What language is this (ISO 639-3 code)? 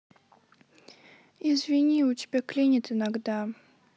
rus